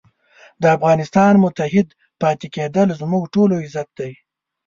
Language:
Pashto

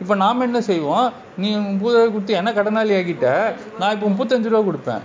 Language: Tamil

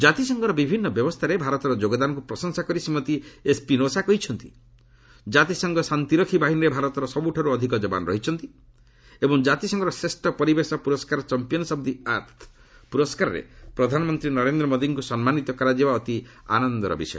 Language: Odia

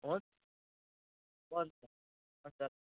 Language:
Nepali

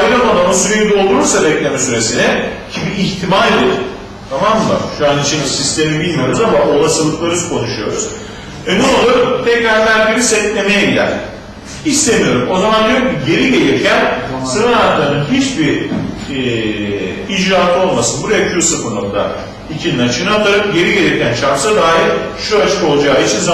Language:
Turkish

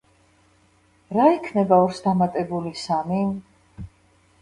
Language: Georgian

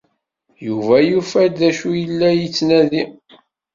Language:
Kabyle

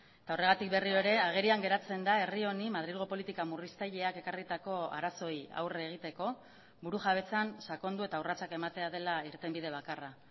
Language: Basque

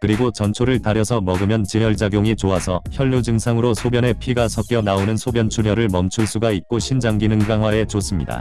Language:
Korean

